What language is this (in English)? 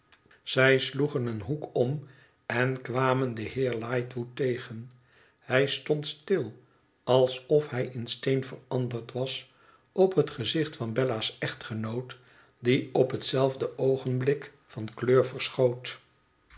Dutch